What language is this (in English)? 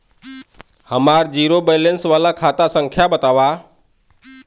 Bhojpuri